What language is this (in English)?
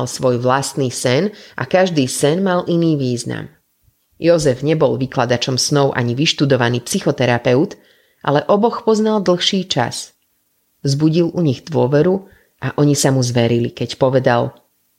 Slovak